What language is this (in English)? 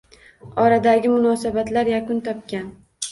Uzbek